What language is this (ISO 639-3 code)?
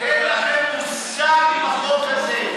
heb